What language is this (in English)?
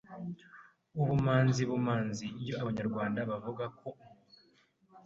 Kinyarwanda